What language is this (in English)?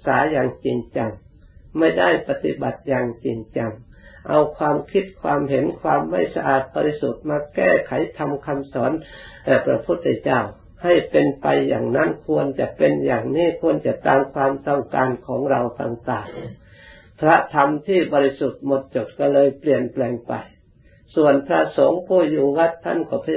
Thai